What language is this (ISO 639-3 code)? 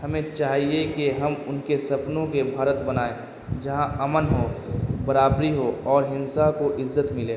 urd